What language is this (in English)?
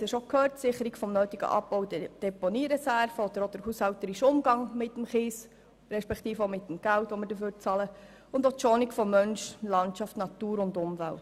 Swiss German